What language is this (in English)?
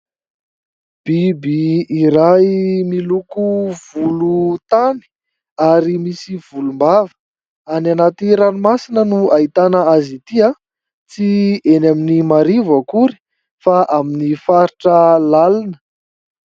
Malagasy